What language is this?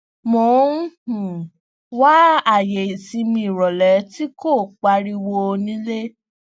Yoruba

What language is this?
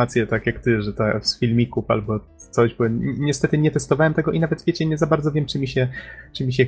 Polish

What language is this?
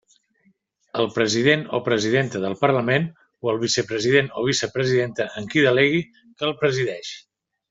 Catalan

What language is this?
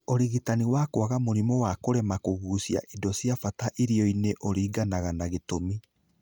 Kikuyu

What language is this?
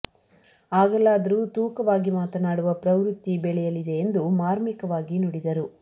Kannada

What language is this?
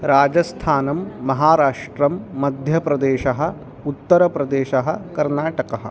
Sanskrit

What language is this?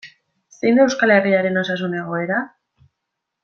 Basque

